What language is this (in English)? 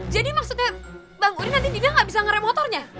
Indonesian